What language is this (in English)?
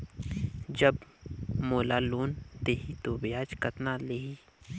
Chhattisgarhi